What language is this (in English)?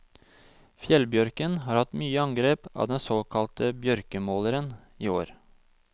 Norwegian